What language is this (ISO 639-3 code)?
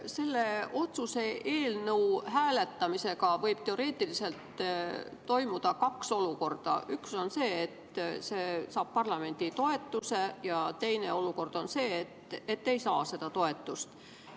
est